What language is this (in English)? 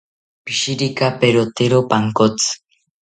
South Ucayali Ashéninka